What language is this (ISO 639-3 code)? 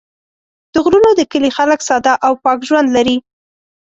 pus